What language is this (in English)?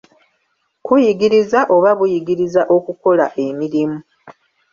Ganda